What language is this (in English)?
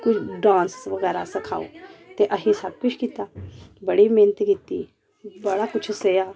Dogri